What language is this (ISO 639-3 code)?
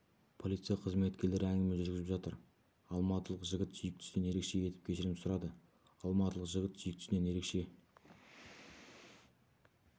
kaz